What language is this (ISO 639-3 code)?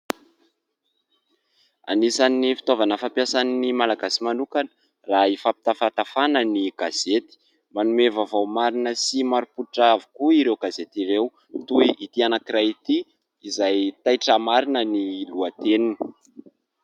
mlg